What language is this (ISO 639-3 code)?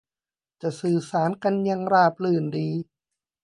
tha